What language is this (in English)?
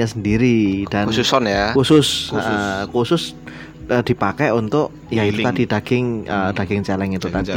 Indonesian